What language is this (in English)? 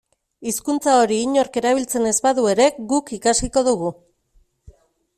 Basque